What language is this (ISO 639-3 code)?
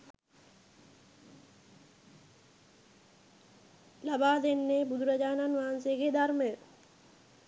sin